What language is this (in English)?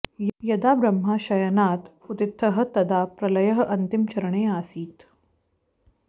Sanskrit